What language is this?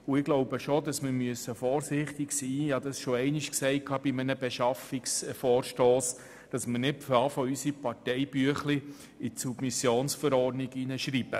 Swiss German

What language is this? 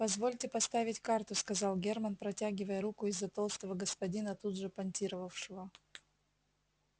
Russian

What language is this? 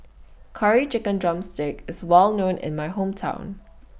English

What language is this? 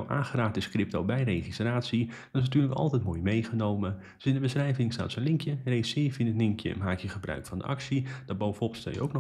Dutch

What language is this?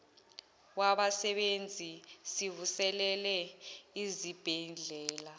Zulu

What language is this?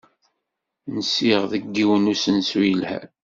Kabyle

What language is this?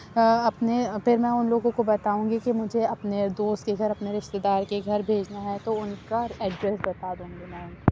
Urdu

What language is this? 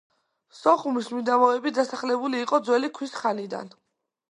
Georgian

